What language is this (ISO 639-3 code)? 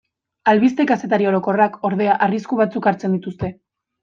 eus